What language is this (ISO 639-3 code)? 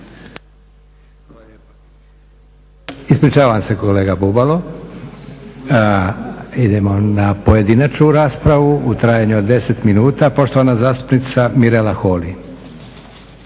hrv